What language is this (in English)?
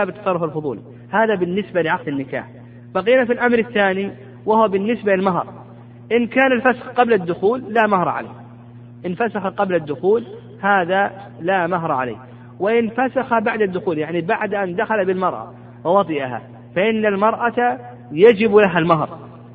Arabic